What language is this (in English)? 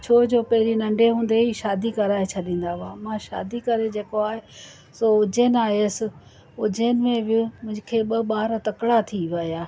Sindhi